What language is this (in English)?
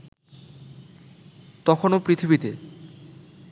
Bangla